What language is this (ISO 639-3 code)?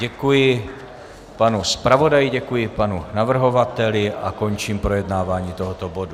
ces